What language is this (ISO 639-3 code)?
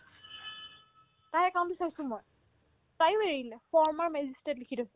asm